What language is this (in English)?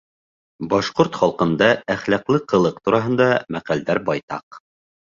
Bashkir